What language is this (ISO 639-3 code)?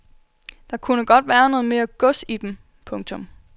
dan